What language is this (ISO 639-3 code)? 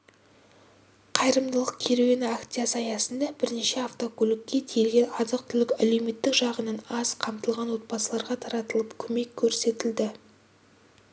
kaz